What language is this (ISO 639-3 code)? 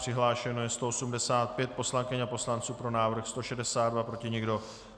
ces